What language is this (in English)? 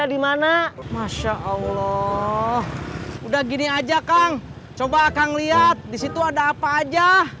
Indonesian